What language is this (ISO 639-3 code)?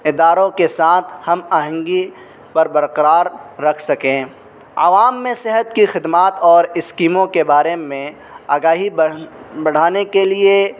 urd